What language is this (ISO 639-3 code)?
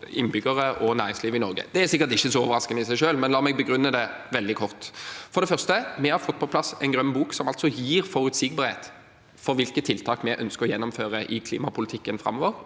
nor